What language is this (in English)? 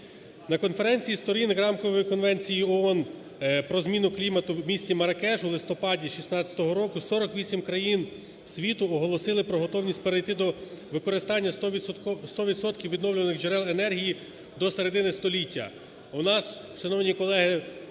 Ukrainian